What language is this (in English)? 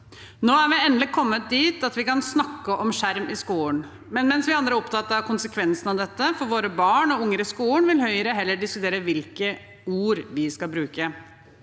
Norwegian